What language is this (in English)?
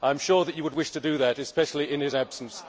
English